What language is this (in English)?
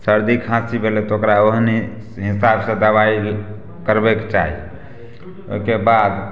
Maithili